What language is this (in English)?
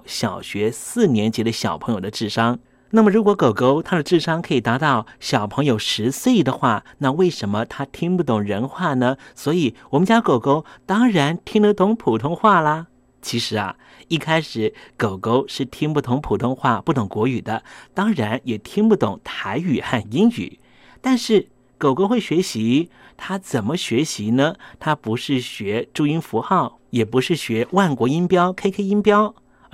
Chinese